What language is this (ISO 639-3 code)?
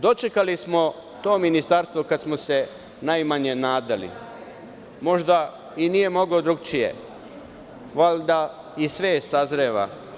srp